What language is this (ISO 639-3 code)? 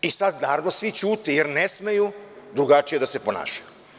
srp